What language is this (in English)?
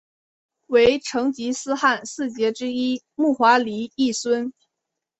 Chinese